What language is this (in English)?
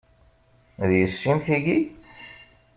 Kabyle